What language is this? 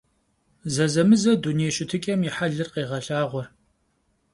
Kabardian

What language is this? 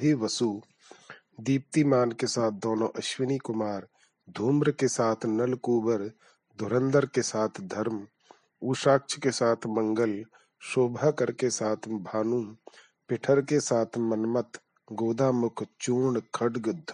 Hindi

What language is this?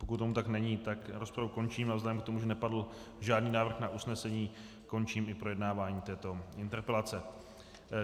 Czech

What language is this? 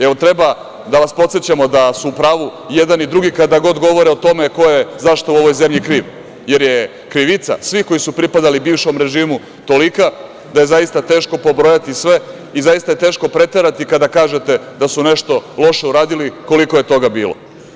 Serbian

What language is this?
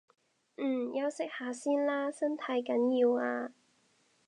Cantonese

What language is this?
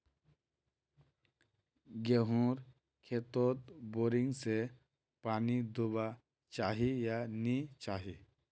Magahi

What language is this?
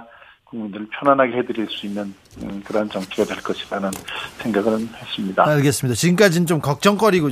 Korean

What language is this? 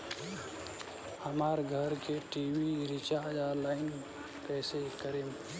Bhojpuri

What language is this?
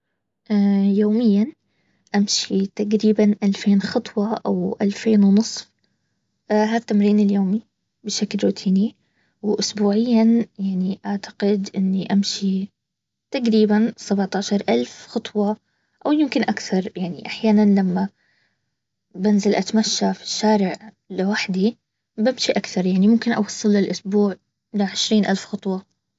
Baharna Arabic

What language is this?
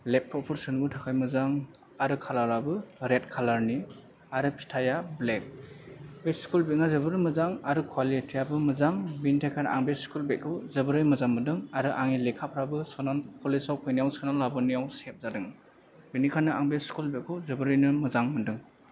Bodo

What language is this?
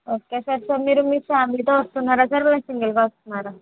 Telugu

